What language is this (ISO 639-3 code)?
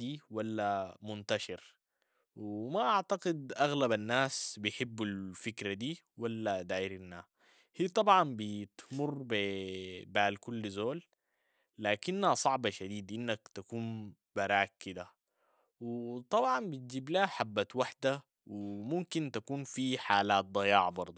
apd